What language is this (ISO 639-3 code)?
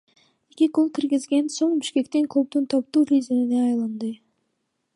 kir